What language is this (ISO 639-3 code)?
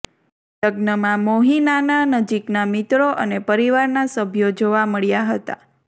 guj